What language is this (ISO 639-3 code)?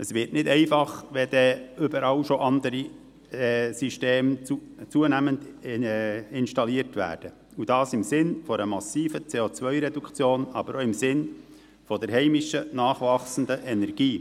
gsw